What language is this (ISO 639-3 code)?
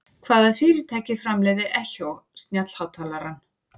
isl